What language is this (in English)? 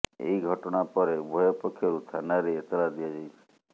Odia